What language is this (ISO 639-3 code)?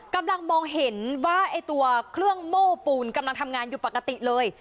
tha